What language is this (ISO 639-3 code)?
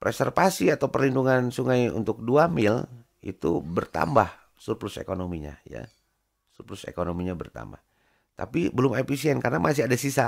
ind